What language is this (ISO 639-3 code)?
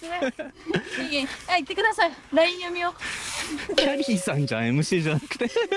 jpn